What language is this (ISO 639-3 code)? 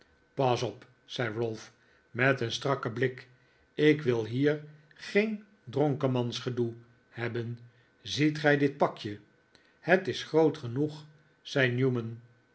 nld